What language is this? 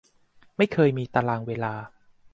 Thai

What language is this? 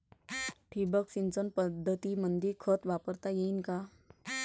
Marathi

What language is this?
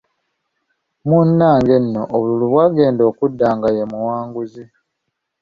Ganda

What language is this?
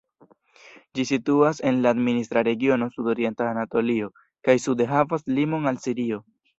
Esperanto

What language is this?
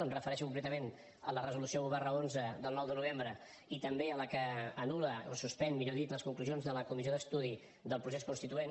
Catalan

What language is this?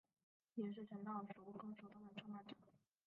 Chinese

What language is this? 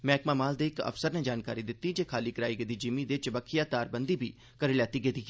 Dogri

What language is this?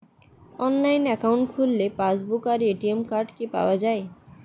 Bangla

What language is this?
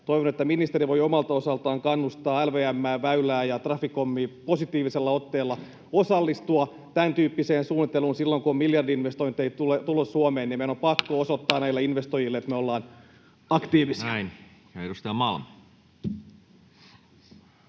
Finnish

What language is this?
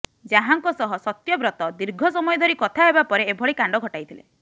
Odia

